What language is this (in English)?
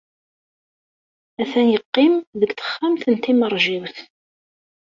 Kabyle